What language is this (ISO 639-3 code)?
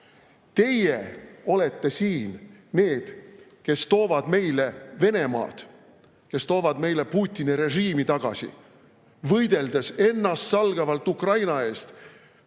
est